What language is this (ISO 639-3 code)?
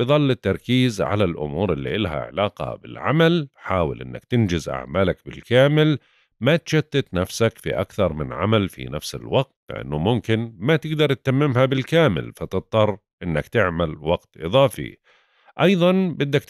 ara